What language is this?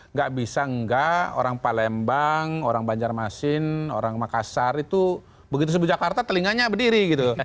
Indonesian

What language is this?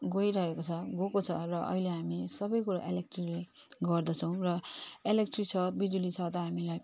Nepali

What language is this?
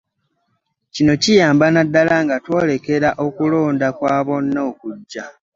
Ganda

